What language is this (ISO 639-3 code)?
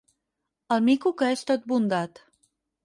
cat